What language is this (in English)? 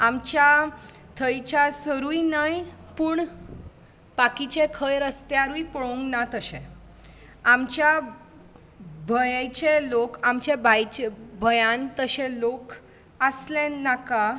Konkani